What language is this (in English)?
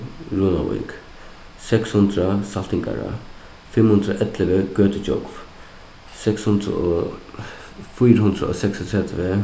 Faroese